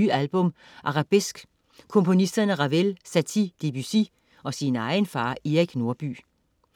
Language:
Danish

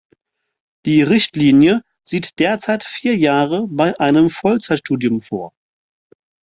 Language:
German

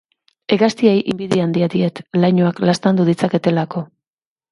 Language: Basque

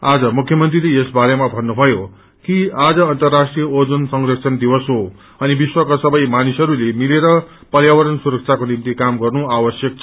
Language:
Nepali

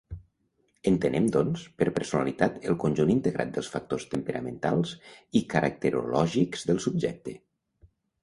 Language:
Catalan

